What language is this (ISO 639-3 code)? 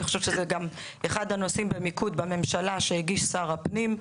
heb